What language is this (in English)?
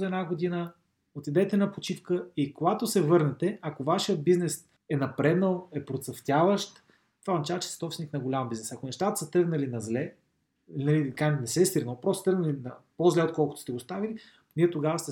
Bulgarian